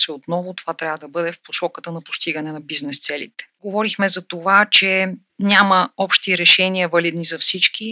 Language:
Bulgarian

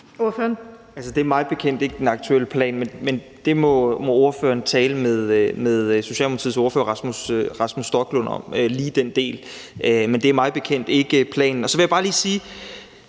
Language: Danish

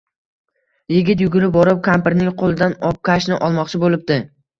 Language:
Uzbek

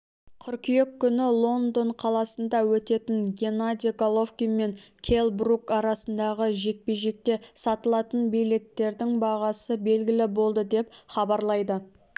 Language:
Kazakh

